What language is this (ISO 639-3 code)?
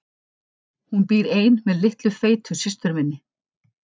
isl